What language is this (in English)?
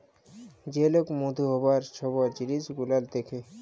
Bangla